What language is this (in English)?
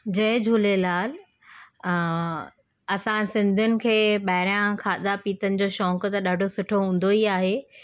Sindhi